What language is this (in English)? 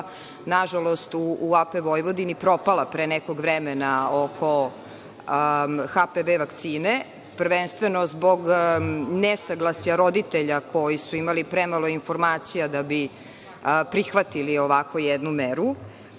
Serbian